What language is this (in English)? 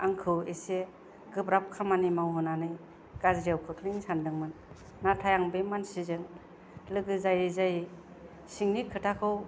Bodo